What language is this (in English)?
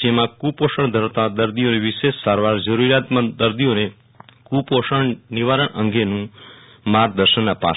Gujarati